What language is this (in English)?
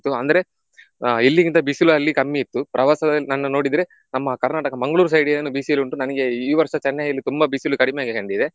Kannada